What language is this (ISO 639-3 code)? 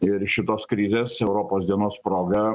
lit